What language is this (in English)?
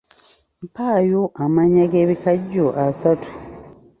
Ganda